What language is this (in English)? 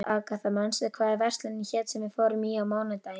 Icelandic